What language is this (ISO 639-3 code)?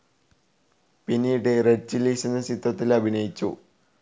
mal